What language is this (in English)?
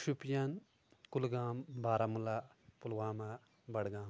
Kashmiri